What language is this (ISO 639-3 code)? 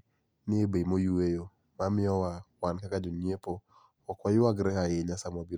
luo